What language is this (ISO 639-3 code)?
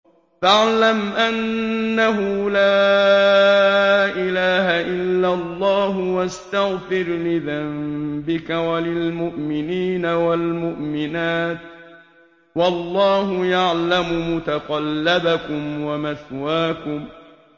ara